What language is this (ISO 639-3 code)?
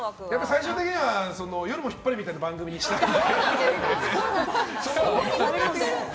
jpn